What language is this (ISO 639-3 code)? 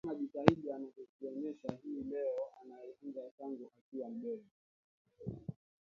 swa